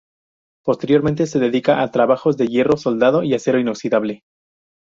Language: Spanish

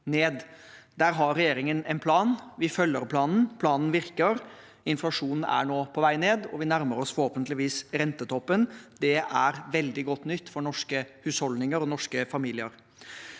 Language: Norwegian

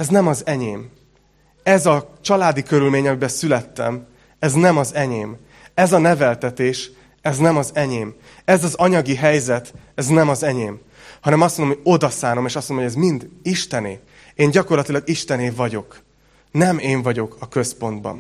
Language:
Hungarian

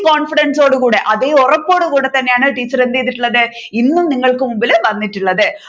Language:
Malayalam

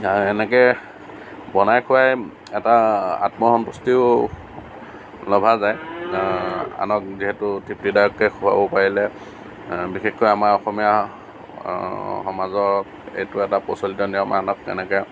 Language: Assamese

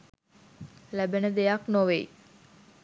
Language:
Sinhala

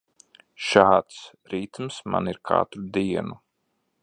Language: Latvian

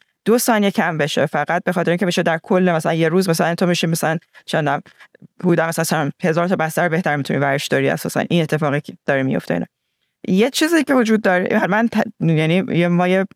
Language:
Persian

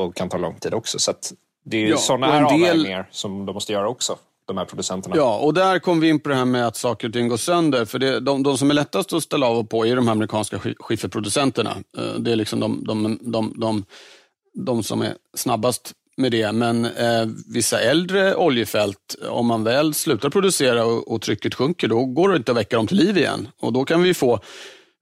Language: Swedish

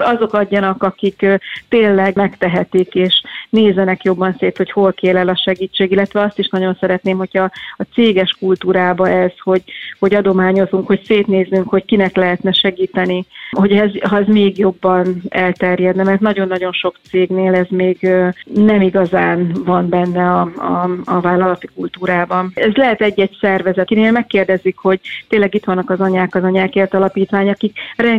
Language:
Hungarian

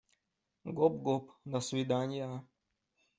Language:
Russian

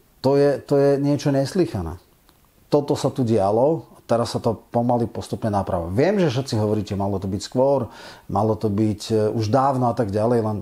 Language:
Slovak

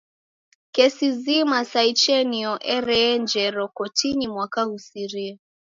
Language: Taita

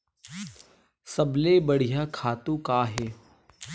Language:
Chhattisgarhi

